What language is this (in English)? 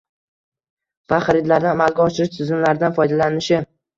Uzbek